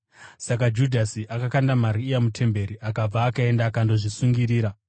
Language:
Shona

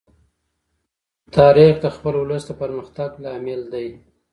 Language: Pashto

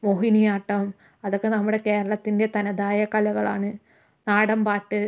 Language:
Malayalam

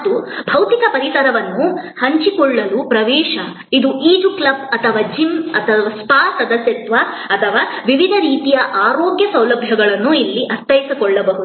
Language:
Kannada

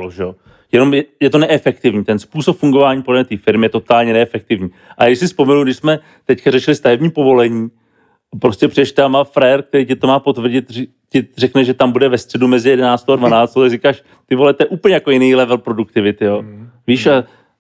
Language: Czech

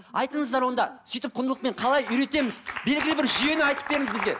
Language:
Kazakh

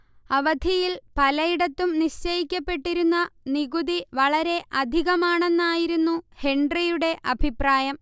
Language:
Malayalam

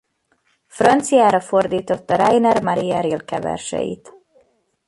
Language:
Hungarian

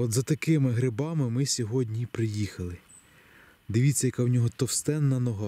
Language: Ukrainian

